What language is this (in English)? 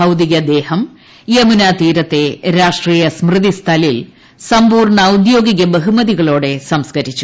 Malayalam